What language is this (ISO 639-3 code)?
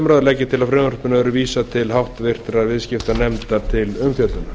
isl